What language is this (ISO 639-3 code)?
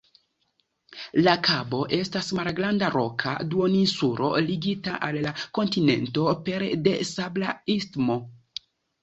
epo